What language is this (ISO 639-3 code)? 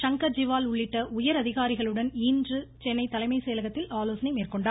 tam